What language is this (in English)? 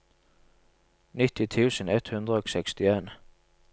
Norwegian